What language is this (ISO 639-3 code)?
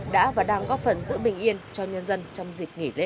vie